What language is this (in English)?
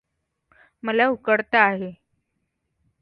Marathi